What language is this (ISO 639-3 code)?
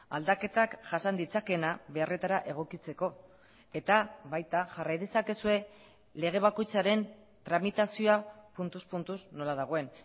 eus